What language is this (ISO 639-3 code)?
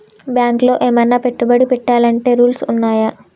tel